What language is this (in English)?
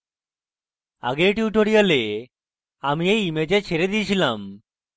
Bangla